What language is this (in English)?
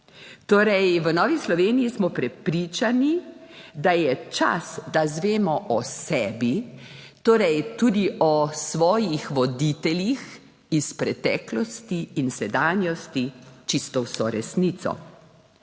Slovenian